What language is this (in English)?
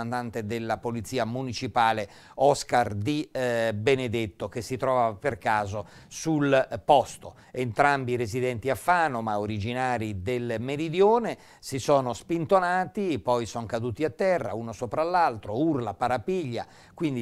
Italian